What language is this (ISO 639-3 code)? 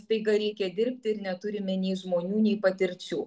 lit